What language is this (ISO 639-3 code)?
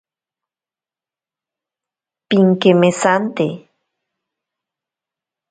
prq